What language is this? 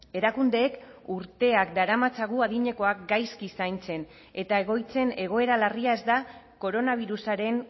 Basque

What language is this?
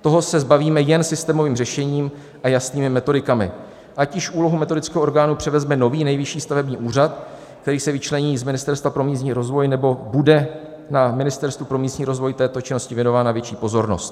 Czech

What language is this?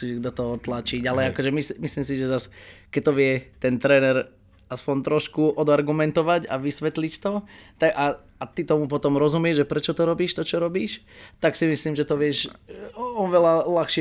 Slovak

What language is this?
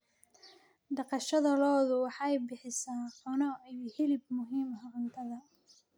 Somali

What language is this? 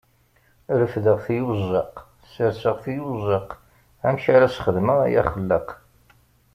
Kabyle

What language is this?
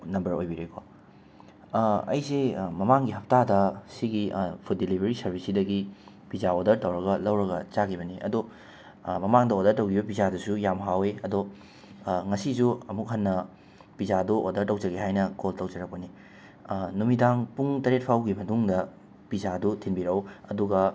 Manipuri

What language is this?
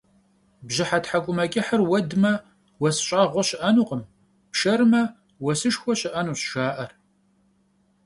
Kabardian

